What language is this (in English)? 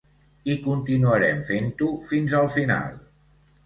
Catalan